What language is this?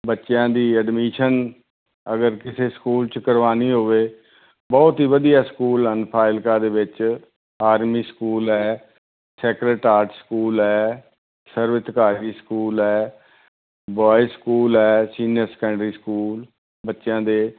Punjabi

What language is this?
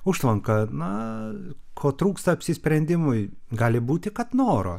Lithuanian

